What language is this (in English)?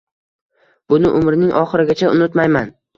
Uzbek